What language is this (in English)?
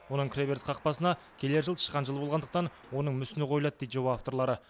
Kazakh